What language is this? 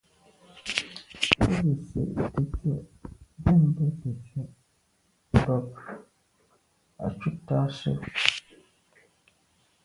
Medumba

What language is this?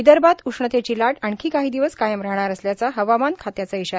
Marathi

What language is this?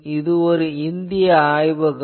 Tamil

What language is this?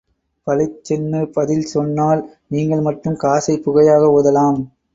Tamil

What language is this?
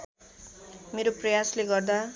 Nepali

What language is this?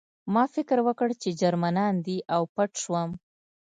Pashto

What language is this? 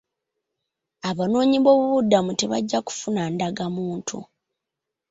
Ganda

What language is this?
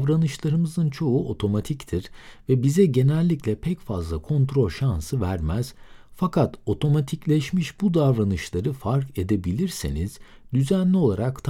Turkish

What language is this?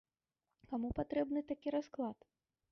Belarusian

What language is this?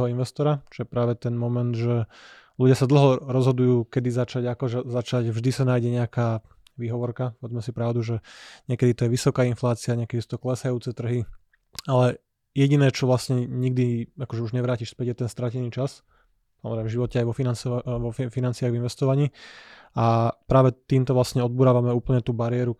Slovak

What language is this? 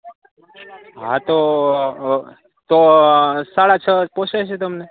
Gujarati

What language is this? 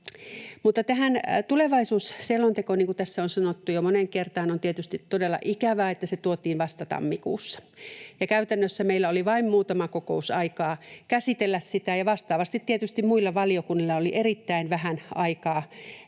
Finnish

